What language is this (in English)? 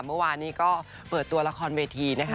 Thai